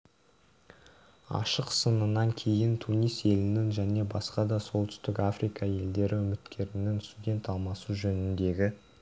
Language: Kazakh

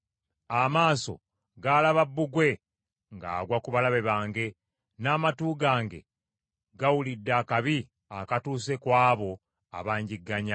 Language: Ganda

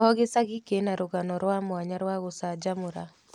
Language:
Kikuyu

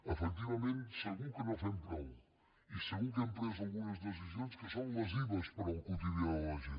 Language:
Catalan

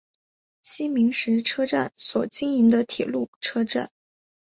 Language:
Chinese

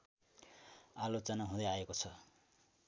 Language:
Nepali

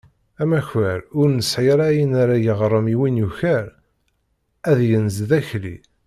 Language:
Kabyle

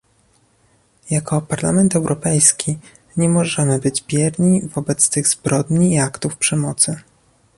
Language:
Polish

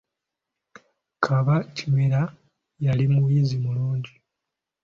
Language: Ganda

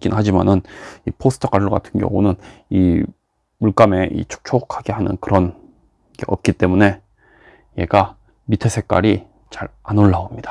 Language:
Korean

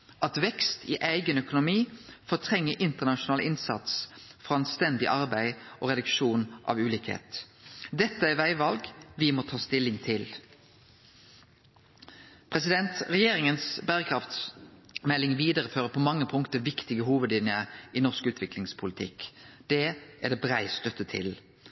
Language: Norwegian Nynorsk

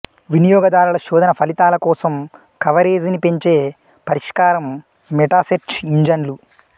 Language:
Telugu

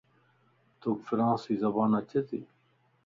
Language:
Lasi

